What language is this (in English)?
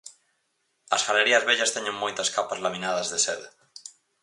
Galician